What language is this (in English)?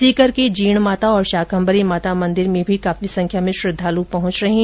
Hindi